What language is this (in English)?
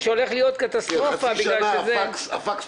Hebrew